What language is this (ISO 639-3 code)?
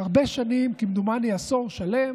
heb